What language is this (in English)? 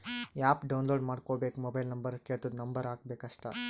Kannada